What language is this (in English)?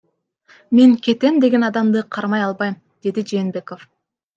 Kyrgyz